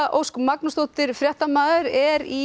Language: Icelandic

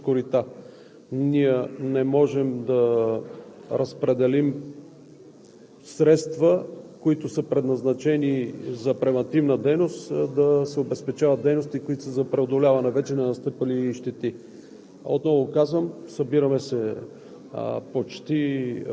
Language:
Bulgarian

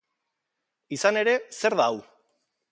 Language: Basque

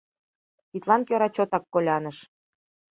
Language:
Mari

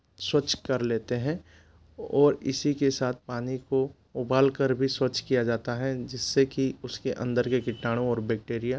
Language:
Hindi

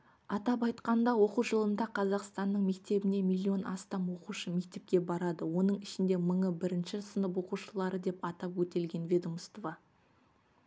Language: Kazakh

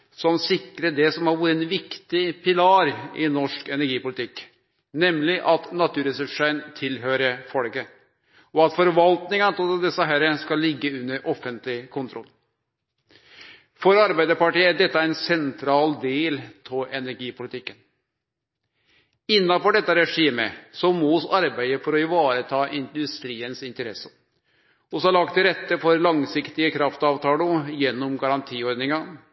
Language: Norwegian Nynorsk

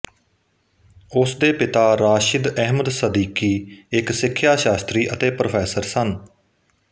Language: Punjabi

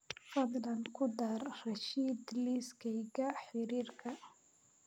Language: Somali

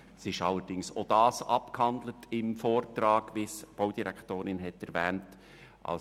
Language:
Swiss German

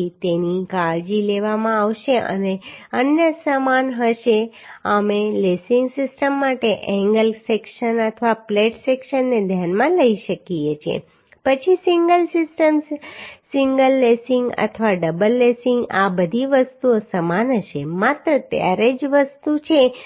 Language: Gujarati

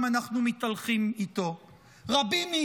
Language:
Hebrew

